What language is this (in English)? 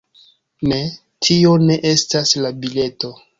Esperanto